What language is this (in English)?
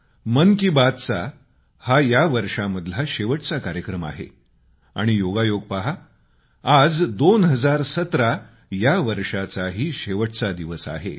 Marathi